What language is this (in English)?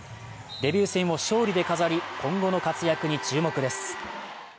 Japanese